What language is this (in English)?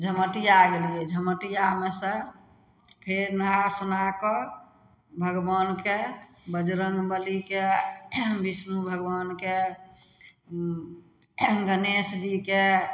Maithili